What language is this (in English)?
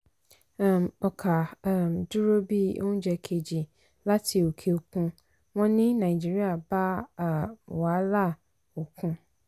Yoruba